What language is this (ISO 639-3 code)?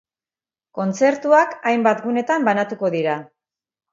eus